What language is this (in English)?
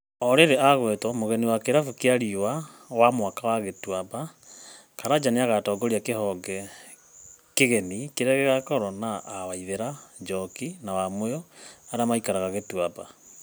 Kikuyu